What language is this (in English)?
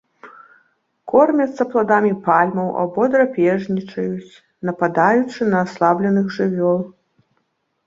Belarusian